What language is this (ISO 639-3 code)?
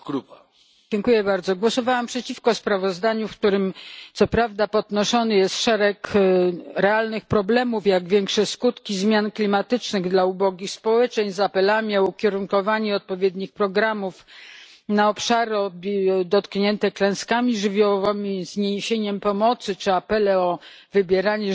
pol